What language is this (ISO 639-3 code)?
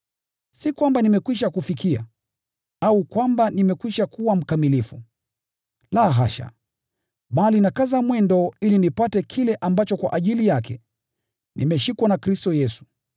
swa